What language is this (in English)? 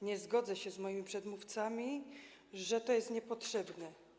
Polish